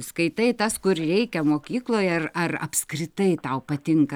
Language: Lithuanian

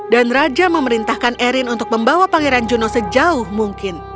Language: Indonesian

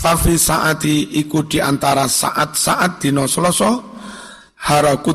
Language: Indonesian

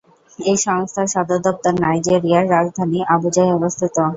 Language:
Bangla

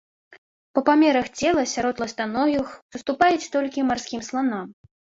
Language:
Belarusian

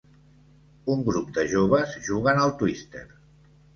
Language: Catalan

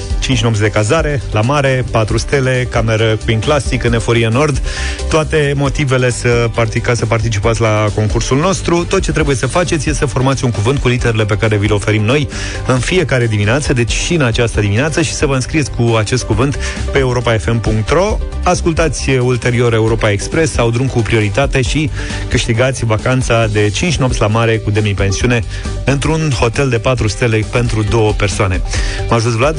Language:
Romanian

